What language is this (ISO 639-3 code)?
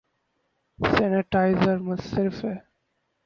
urd